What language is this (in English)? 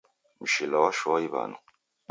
Taita